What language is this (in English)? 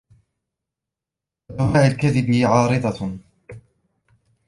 Arabic